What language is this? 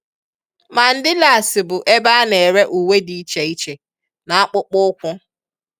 Igbo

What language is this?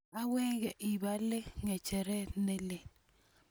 Kalenjin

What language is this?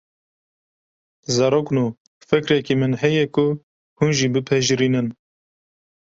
Kurdish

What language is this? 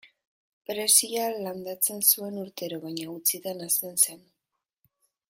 Basque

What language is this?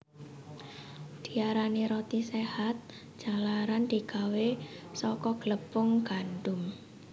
Javanese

